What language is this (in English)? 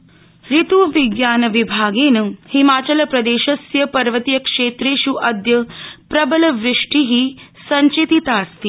Sanskrit